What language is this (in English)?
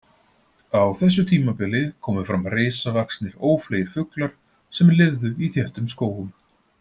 Icelandic